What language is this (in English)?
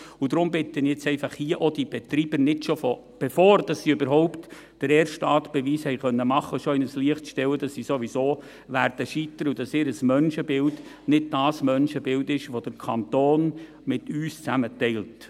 Swiss German